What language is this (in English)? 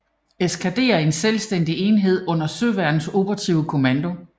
Danish